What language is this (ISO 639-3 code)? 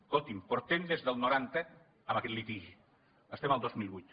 cat